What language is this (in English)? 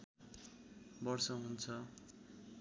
Nepali